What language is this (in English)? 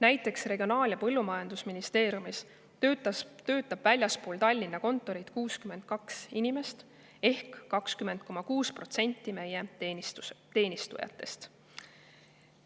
Estonian